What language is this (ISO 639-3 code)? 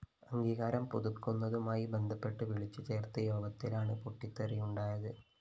mal